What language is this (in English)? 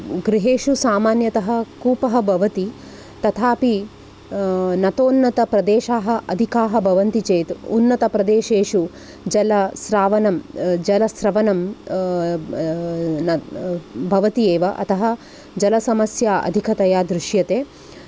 Sanskrit